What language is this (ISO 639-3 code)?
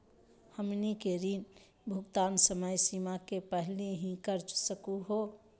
mag